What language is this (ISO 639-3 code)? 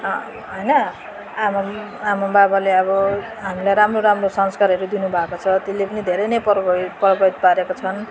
nep